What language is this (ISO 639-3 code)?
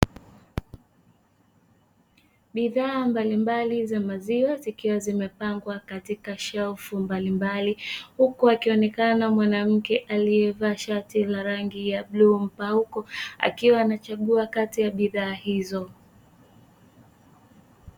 swa